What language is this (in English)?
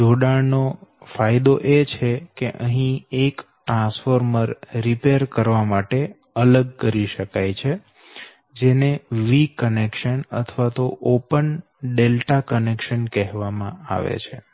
Gujarati